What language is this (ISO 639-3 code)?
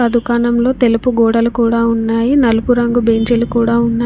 tel